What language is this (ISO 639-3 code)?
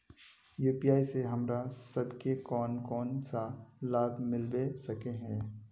mag